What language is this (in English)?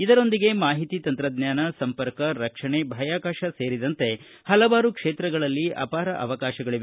Kannada